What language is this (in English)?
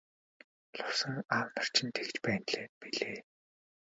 Mongolian